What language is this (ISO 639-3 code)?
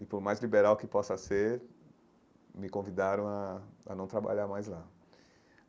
por